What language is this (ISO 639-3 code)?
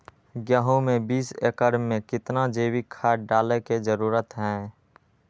mag